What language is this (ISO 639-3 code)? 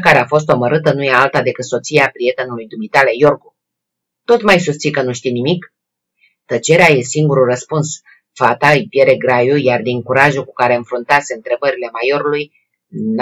ron